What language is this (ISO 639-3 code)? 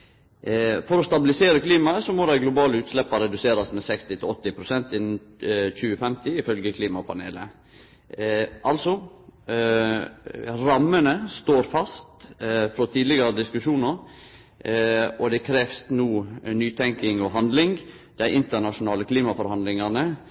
nno